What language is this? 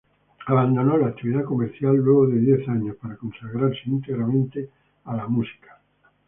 Spanish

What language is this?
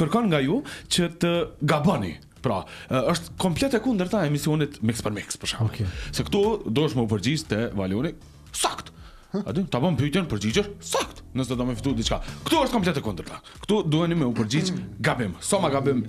Romanian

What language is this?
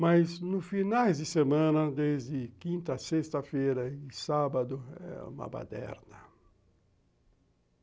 Portuguese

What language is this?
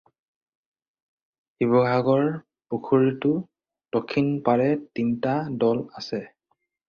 Assamese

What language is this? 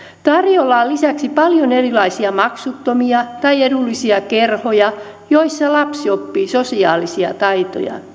Finnish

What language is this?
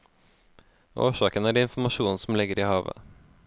Norwegian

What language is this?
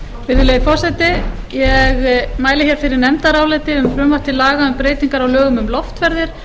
Icelandic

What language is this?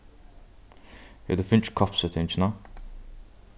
Faroese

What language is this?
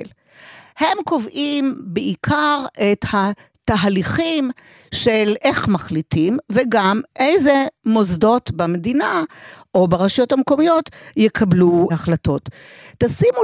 Hebrew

